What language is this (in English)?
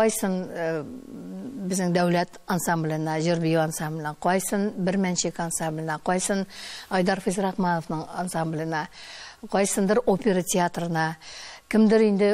Dutch